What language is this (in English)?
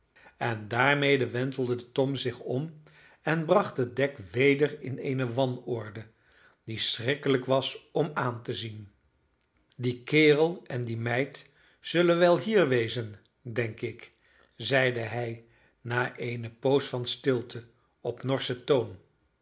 Dutch